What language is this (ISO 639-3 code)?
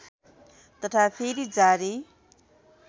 nep